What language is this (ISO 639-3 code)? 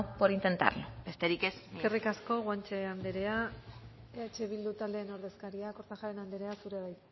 eus